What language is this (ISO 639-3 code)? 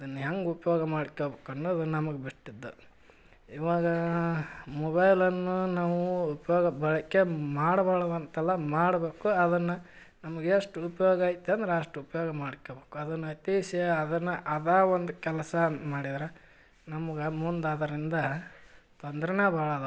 kan